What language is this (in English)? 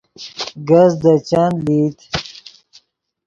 Yidgha